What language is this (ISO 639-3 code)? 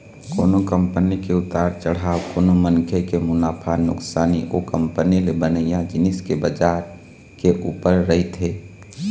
hne